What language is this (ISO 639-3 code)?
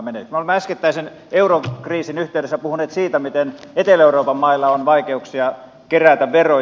fin